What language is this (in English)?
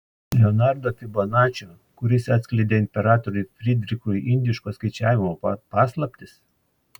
Lithuanian